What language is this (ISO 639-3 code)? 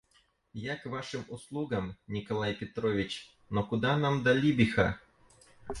rus